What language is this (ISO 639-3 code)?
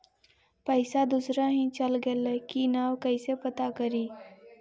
mag